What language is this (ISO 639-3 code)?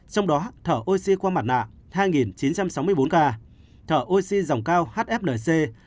vie